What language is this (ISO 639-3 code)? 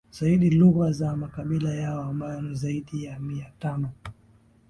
swa